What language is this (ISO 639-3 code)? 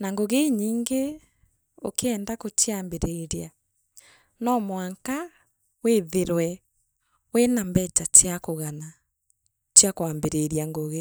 mer